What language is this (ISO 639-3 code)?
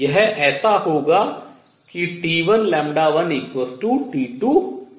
hin